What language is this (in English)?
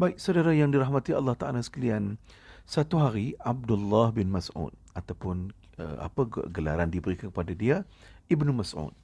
Malay